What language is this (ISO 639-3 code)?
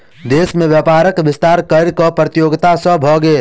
mai